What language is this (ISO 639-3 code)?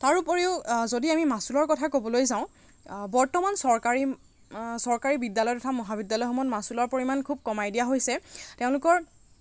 asm